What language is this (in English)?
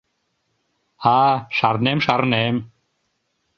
Mari